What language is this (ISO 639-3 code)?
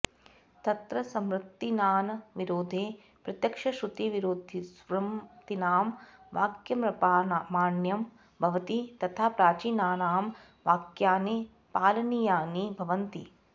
san